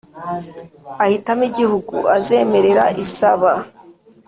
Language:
Kinyarwanda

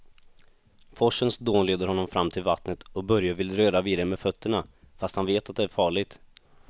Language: Swedish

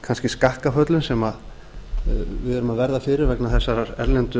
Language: Icelandic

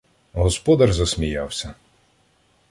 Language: Ukrainian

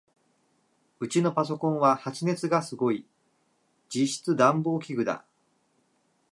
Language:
Japanese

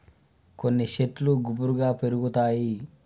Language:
Telugu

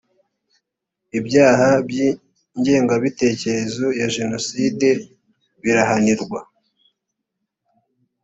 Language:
Kinyarwanda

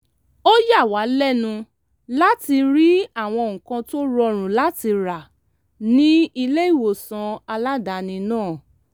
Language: Yoruba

